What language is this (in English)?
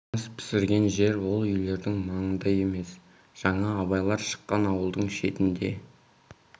Kazakh